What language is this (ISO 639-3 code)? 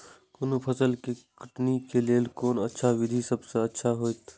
mai